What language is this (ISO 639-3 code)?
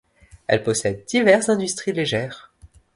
fra